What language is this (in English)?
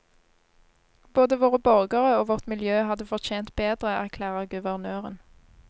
Norwegian